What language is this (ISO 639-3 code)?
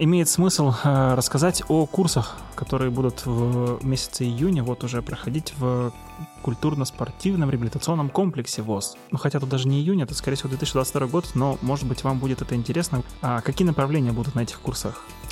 rus